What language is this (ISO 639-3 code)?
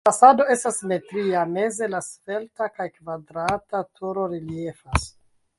epo